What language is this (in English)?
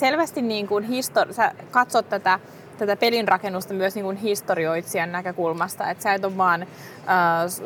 Finnish